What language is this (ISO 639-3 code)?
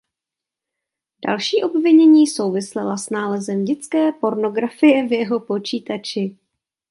ces